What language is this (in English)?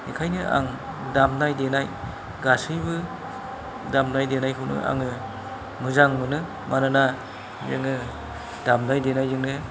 Bodo